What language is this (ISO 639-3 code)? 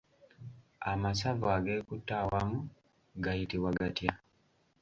lug